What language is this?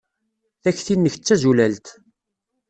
Kabyle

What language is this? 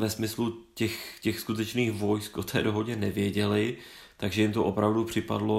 Czech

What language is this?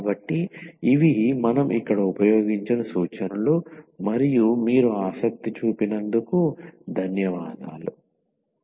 Telugu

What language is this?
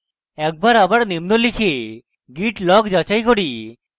Bangla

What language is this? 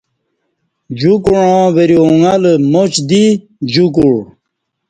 Kati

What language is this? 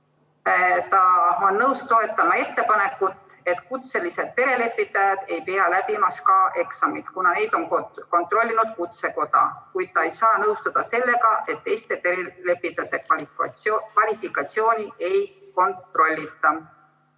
Estonian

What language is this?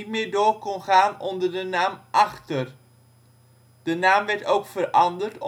Dutch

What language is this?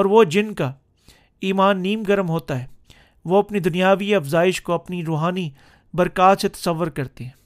Urdu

